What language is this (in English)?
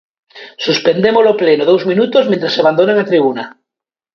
Galician